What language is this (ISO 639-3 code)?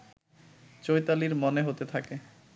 ben